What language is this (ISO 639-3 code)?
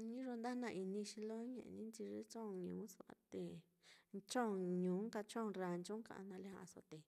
vmm